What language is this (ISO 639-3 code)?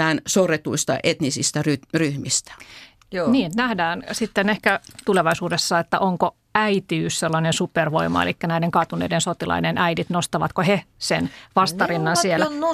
fin